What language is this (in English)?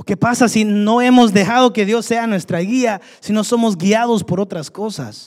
Spanish